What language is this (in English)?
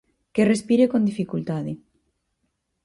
Galician